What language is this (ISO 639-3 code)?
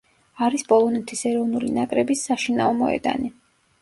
kat